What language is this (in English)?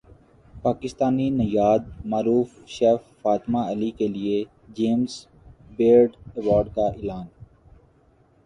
Urdu